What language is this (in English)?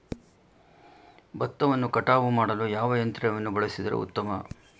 Kannada